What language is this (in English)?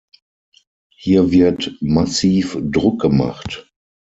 German